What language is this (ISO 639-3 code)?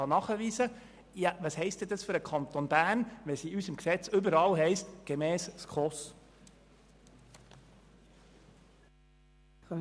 gsw